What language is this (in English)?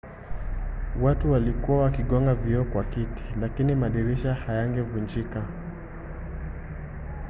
Swahili